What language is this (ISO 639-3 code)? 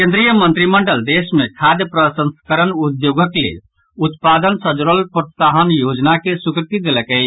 mai